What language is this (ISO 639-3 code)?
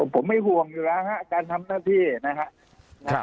tha